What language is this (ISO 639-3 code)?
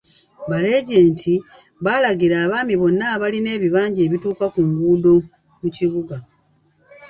lug